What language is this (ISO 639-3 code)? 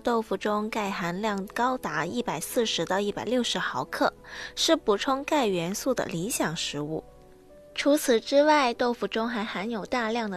zho